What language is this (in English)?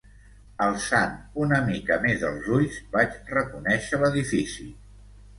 Catalan